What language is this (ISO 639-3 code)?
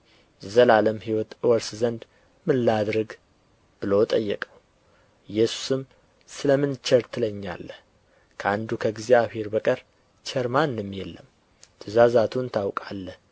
amh